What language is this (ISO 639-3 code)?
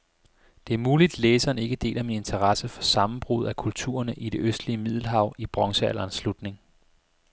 dan